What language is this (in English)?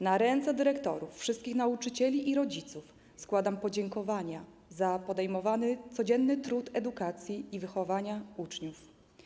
Polish